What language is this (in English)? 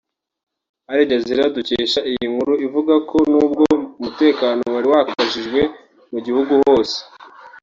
Kinyarwanda